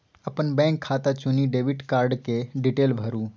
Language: Maithili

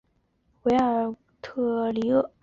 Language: Chinese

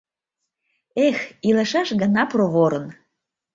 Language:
Mari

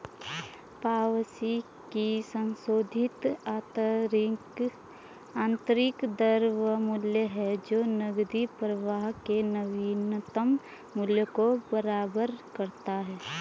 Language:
Hindi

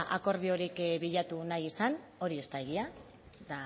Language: Basque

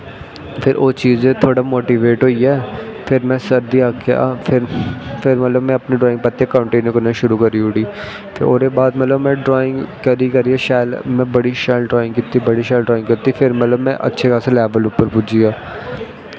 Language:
Dogri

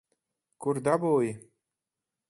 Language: Latvian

